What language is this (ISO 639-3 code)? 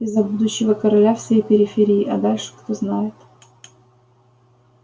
rus